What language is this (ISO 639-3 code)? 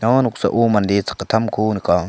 grt